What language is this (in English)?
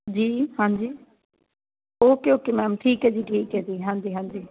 Punjabi